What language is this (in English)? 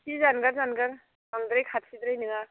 Bodo